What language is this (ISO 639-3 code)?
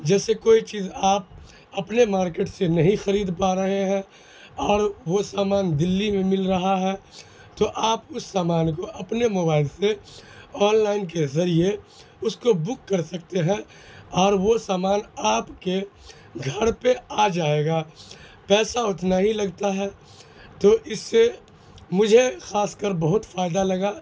urd